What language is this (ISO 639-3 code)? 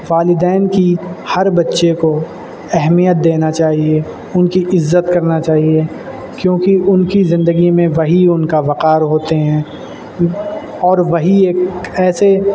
urd